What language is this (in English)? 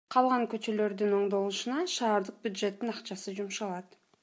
Kyrgyz